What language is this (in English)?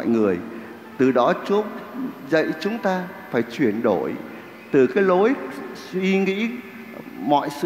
Vietnamese